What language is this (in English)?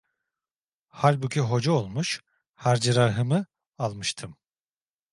Turkish